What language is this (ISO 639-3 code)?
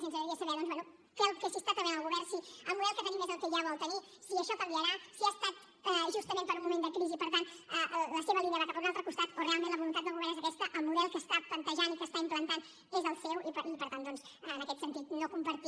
cat